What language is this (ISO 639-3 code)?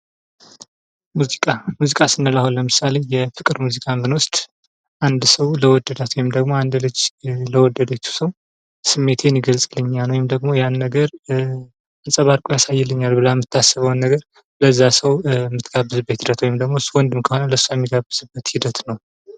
amh